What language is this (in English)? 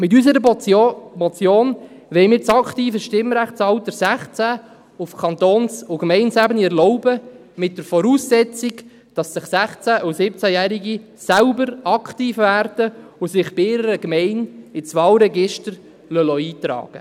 Swiss German